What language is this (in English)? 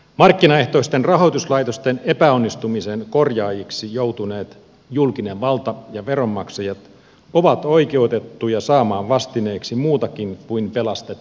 Finnish